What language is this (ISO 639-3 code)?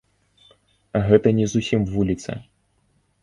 bel